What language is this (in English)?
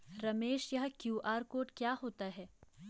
Hindi